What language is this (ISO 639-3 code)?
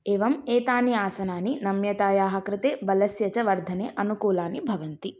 san